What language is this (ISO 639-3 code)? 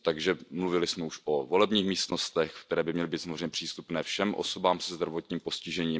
ces